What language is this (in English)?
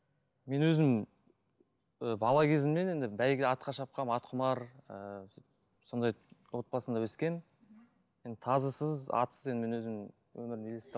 Kazakh